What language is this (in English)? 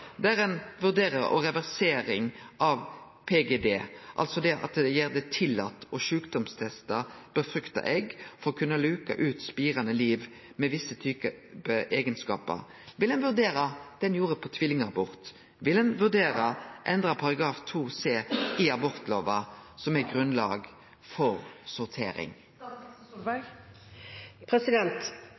Norwegian Nynorsk